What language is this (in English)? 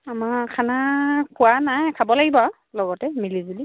Assamese